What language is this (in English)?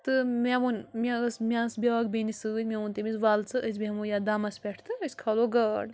Kashmiri